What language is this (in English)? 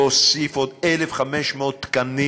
Hebrew